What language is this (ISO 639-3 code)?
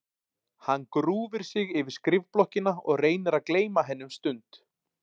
isl